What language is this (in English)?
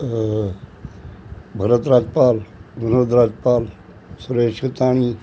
Sindhi